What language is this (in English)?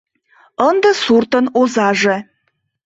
Mari